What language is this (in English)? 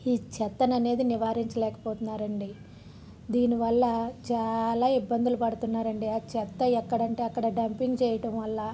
Telugu